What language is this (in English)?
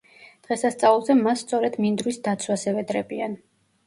Georgian